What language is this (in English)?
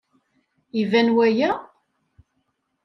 Kabyle